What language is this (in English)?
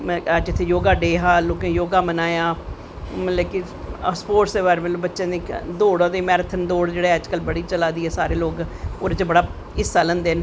Dogri